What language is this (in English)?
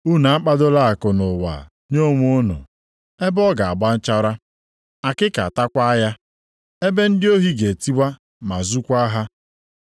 Igbo